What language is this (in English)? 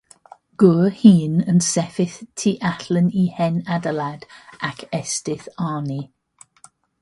Welsh